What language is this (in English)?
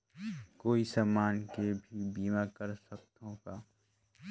Chhattisgarhi